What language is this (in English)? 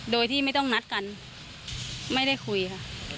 Thai